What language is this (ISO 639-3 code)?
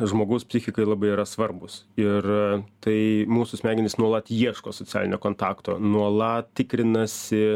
lit